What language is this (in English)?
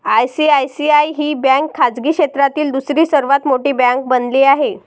Marathi